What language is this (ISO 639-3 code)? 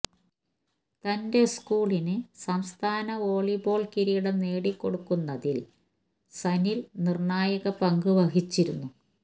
mal